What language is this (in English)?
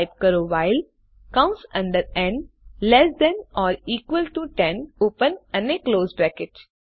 Gujarati